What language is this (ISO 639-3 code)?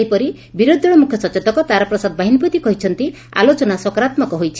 ori